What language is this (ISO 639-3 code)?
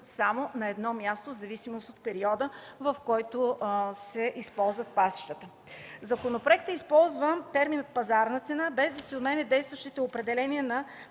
bul